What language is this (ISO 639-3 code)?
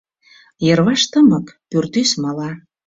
chm